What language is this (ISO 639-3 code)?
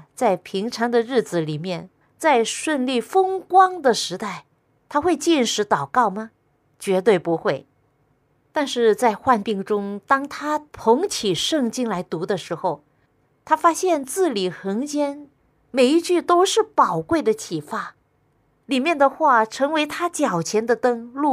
zho